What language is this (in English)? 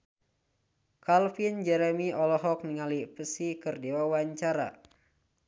Sundanese